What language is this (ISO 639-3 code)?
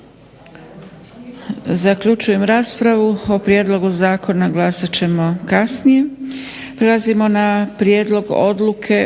hrv